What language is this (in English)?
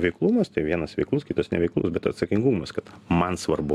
Lithuanian